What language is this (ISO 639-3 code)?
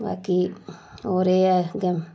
doi